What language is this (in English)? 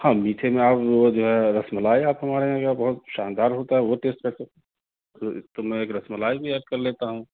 Urdu